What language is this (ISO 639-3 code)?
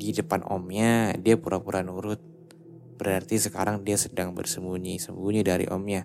ind